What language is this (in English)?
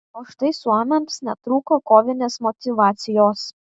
Lithuanian